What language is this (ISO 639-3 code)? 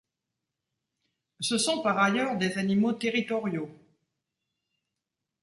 fra